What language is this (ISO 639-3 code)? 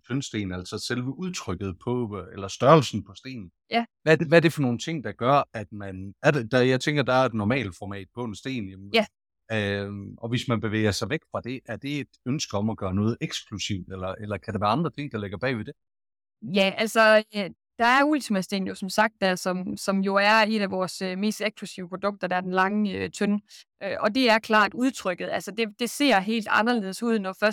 dan